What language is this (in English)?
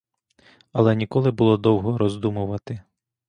Ukrainian